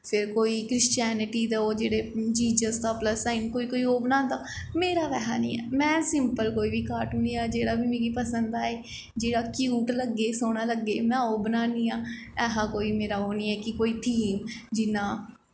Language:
Dogri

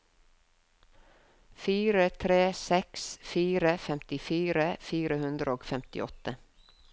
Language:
Norwegian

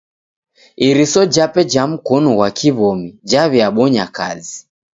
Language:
Taita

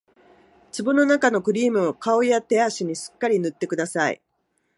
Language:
Japanese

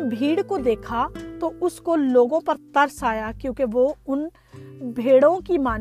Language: Urdu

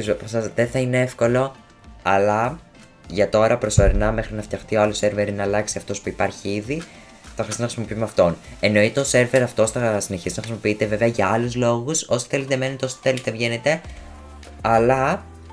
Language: Greek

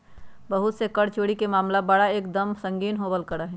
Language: Magahi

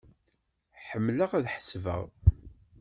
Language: Kabyle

